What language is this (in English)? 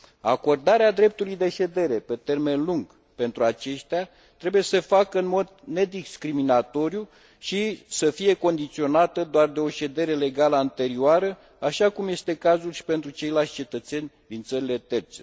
Romanian